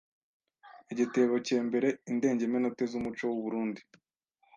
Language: Kinyarwanda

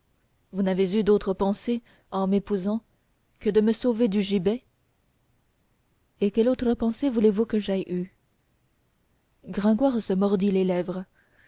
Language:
French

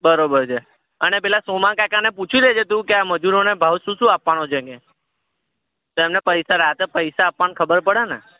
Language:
Gujarati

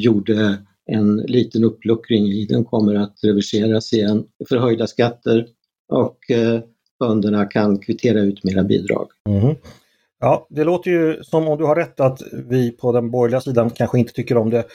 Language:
Swedish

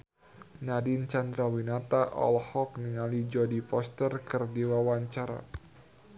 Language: Sundanese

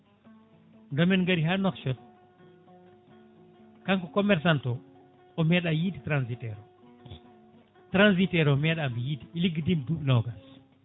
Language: Fula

